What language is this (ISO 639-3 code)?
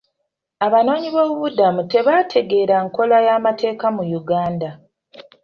lug